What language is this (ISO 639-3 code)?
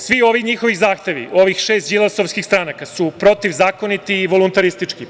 srp